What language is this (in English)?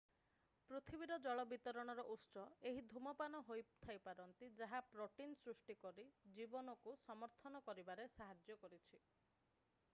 Odia